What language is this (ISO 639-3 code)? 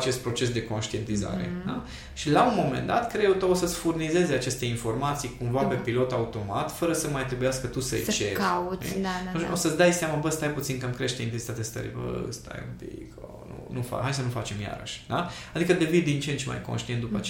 ron